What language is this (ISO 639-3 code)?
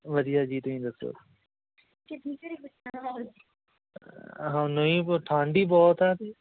pan